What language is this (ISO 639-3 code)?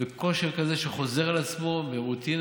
heb